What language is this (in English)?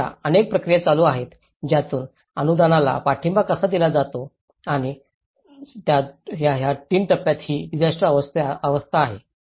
Marathi